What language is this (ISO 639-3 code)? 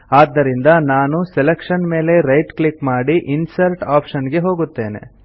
kan